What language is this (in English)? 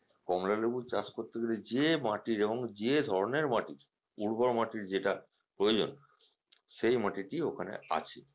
Bangla